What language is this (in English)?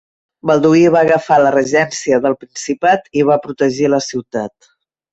Catalan